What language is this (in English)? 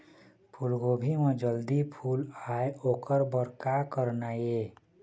Chhattisgarhi